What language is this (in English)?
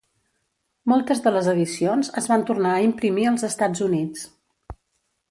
Catalan